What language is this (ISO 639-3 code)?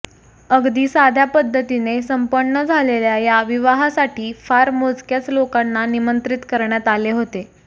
mar